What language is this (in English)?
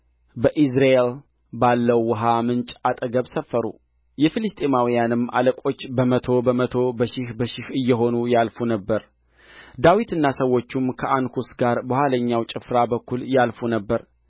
Amharic